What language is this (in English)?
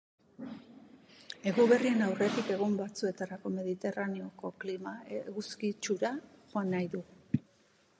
Basque